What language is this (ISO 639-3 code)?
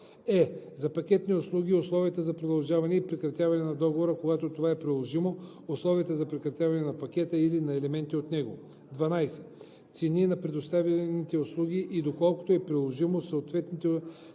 bul